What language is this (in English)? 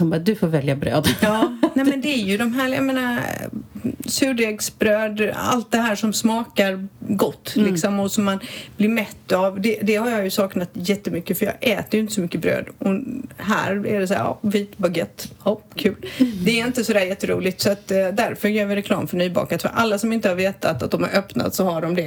Swedish